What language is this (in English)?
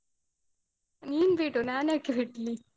Kannada